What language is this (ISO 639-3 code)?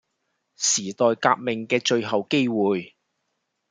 yue